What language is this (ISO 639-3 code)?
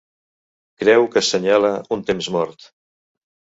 cat